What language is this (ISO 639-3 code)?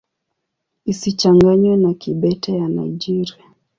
swa